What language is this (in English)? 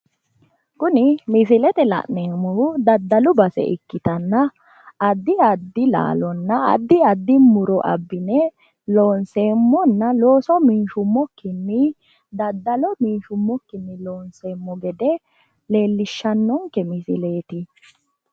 Sidamo